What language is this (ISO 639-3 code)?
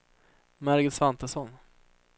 swe